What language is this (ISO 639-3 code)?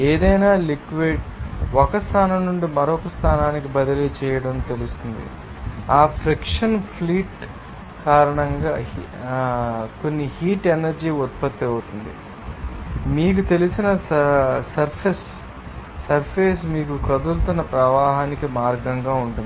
tel